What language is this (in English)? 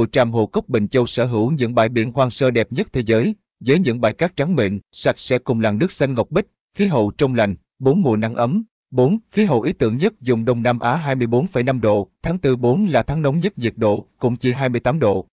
Vietnamese